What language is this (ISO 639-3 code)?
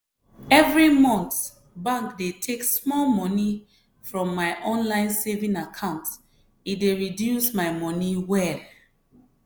pcm